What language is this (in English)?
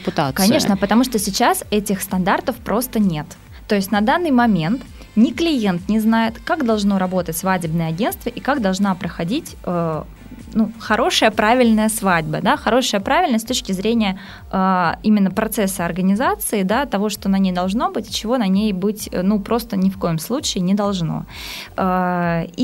Russian